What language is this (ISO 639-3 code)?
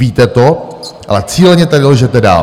ces